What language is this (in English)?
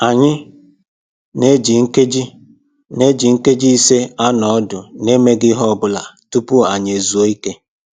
Igbo